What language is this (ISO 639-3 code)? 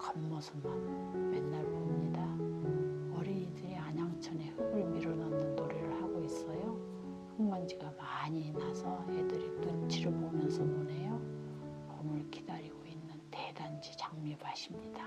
kor